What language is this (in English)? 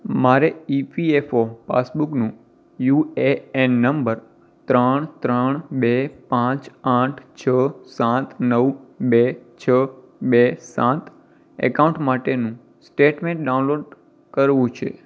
Gujarati